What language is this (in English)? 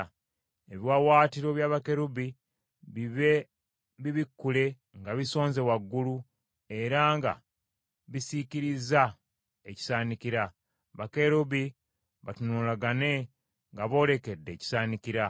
Ganda